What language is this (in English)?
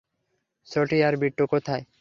Bangla